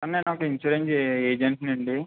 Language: Telugu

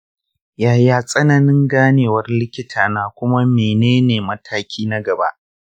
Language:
Hausa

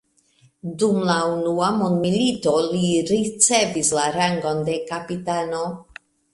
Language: Esperanto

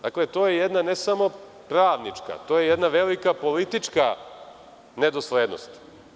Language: Serbian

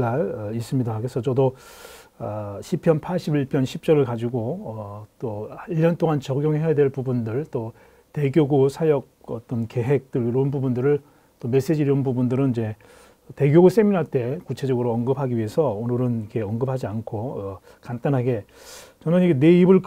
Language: Korean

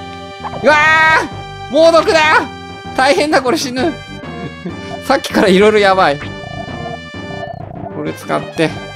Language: Japanese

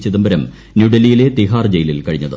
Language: Malayalam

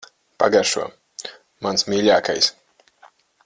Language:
Latvian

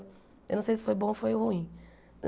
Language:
Portuguese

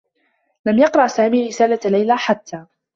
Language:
Arabic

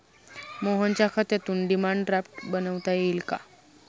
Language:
Marathi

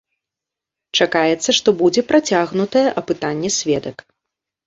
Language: Belarusian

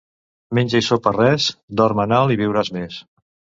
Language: Catalan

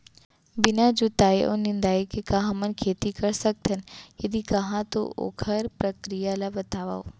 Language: Chhattisgarhi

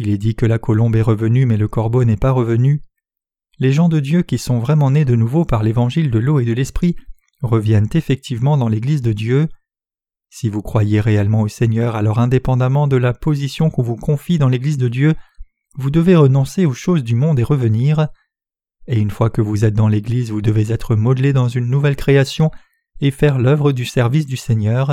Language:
French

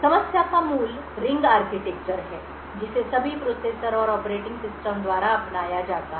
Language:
Hindi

